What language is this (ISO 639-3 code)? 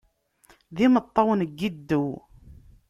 kab